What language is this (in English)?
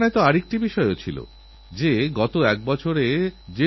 Bangla